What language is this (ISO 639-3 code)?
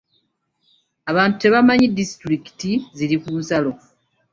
lug